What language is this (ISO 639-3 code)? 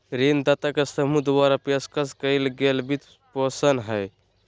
mag